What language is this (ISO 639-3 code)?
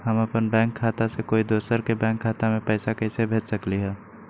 mag